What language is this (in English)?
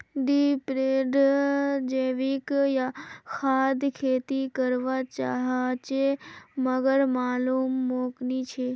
Magahi